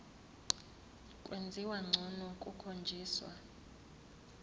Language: Zulu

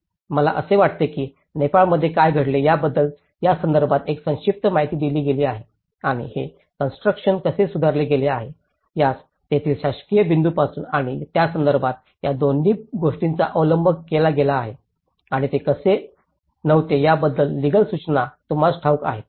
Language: Marathi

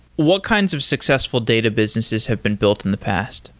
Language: English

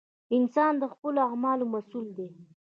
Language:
Pashto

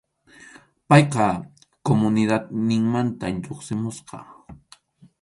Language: Arequipa-La Unión Quechua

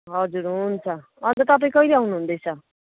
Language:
Nepali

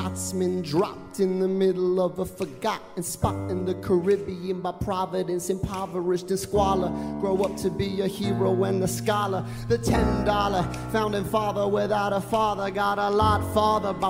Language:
Hungarian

